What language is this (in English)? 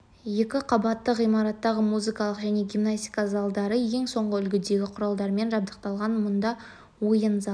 Kazakh